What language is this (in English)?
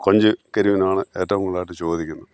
Malayalam